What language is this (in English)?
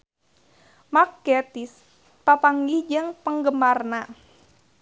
Sundanese